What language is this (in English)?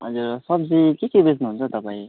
Nepali